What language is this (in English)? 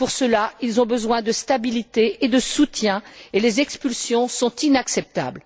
French